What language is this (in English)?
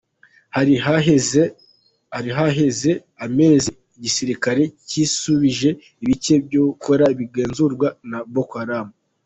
Kinyarwanda